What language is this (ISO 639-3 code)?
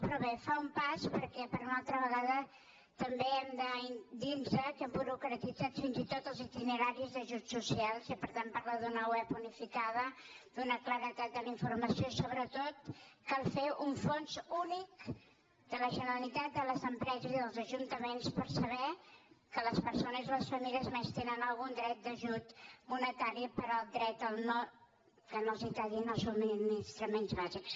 cat